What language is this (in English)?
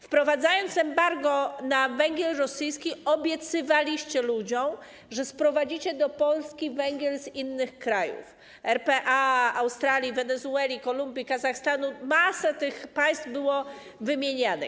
Polish